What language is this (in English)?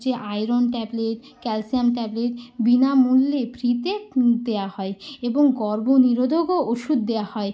Bangla